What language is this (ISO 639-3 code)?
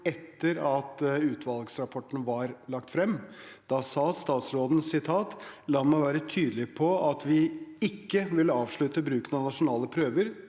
nor